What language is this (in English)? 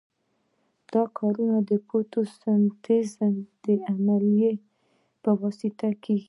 Pashto